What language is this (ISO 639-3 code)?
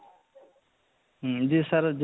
ori